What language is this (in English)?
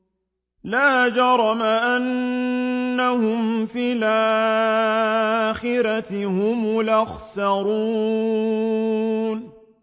Arabic